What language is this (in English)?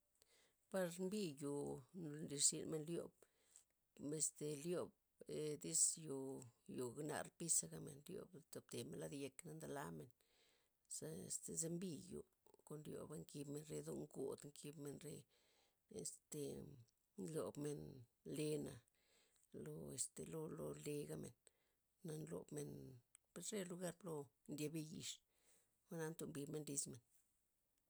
Loxicha Zapotec